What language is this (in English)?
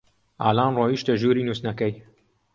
Central Kurdish